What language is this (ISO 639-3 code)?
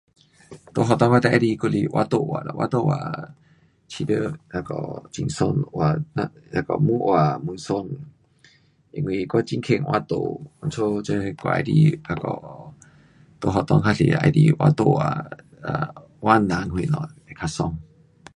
cpx